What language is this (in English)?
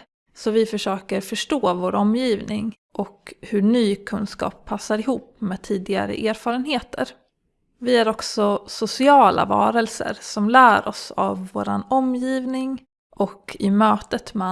Swedish